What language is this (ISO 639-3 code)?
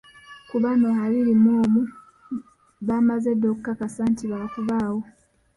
lug